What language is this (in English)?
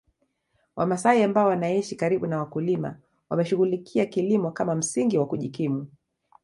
Swahili